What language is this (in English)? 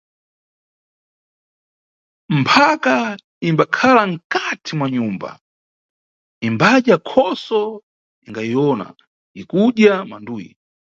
Nyungwe